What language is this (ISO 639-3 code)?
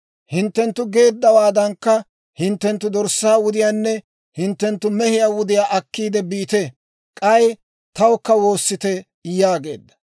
dwr